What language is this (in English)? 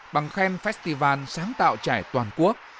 Vietnamese